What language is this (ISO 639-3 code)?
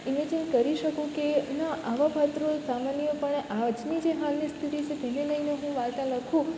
guj